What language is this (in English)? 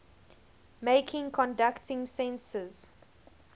English